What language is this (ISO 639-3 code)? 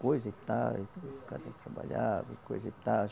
por